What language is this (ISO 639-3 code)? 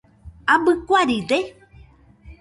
hux